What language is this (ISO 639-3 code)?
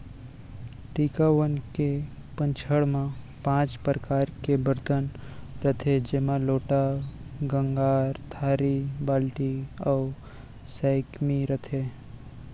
hne